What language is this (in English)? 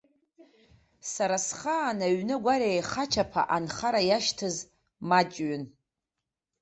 Abkhazian